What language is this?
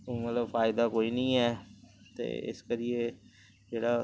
Dogri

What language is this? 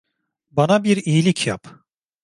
Turkish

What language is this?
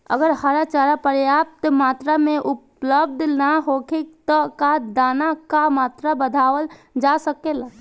Bhojpuri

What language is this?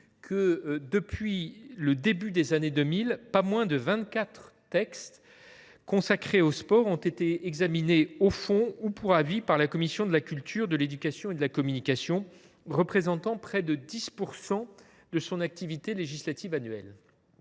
French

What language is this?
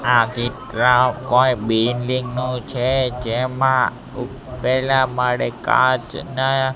Gujarati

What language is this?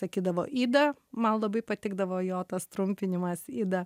Lithuanian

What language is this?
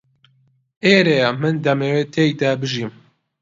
Central Kurdish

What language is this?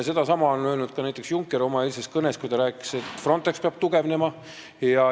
Estonian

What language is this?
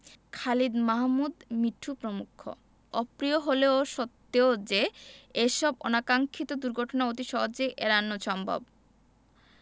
Bangla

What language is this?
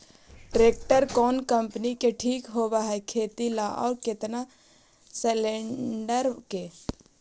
Magahi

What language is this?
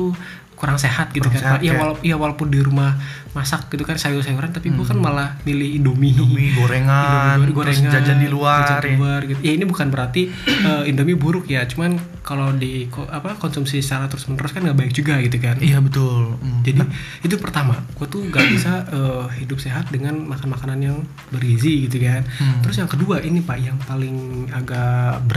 Indonesian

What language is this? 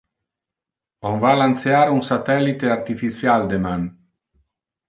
Interlingua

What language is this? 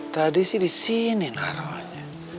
Indonesian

